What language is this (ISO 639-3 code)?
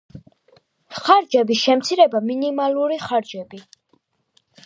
kat